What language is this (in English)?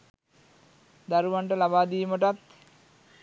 Sinhala